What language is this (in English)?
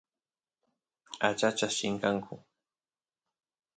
Santiago del Estero Quichua